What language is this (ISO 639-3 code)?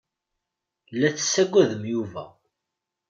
kab